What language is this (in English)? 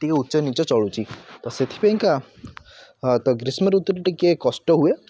Odia